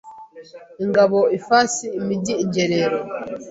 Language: Kinyarwanda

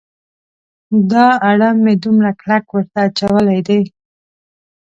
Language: Pashto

